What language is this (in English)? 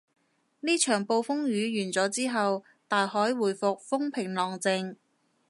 Cantonese